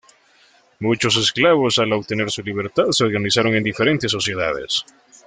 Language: Spanish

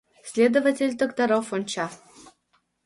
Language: Mari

